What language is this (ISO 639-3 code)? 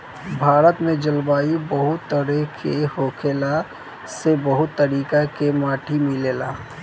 bho